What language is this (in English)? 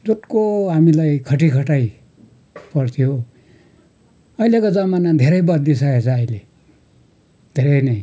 Nepali